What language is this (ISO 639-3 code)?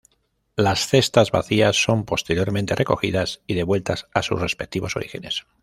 spa